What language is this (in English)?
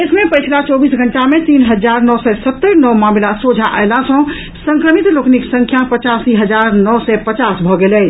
Maithili